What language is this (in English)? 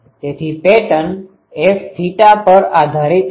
Gujarati